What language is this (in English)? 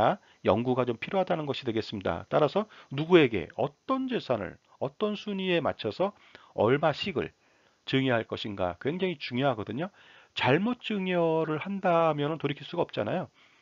Korean